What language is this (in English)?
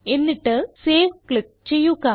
Malayalam